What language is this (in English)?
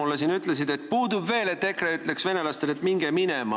Estonian